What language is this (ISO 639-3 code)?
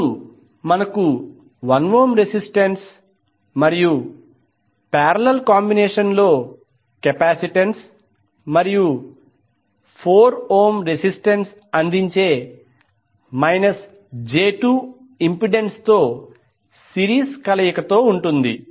tel